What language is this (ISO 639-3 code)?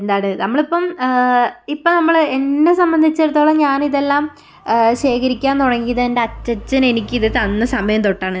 mal